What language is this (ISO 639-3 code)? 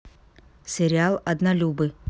rus